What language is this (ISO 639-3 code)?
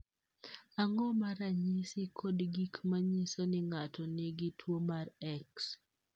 luo